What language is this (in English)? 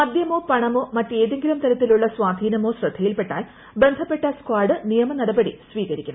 Malayalam